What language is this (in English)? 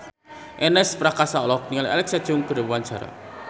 Sundanese